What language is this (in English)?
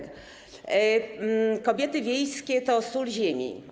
Polish